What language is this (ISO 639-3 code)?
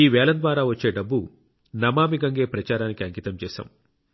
tel